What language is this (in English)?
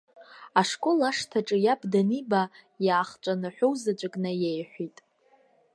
Abkhazian